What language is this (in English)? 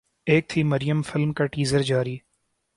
Urdu